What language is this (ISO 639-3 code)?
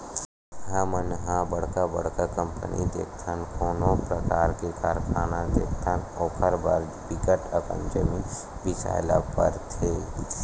hne